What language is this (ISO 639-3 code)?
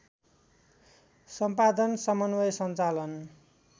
nep